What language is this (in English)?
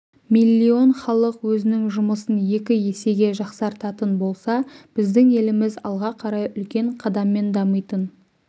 Kazakh